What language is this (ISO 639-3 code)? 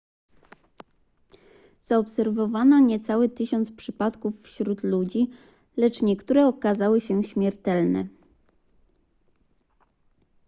pol